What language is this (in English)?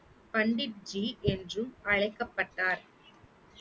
Tamil